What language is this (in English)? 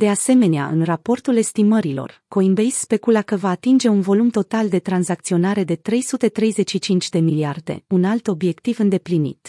Romanian